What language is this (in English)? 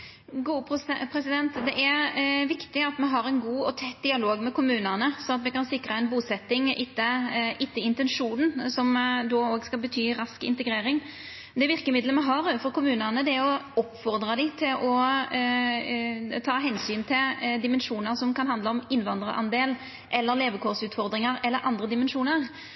Norwegian Nynorsk